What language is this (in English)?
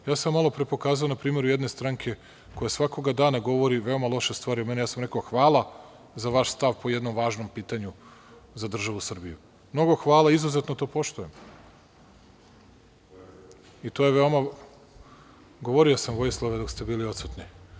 Serbian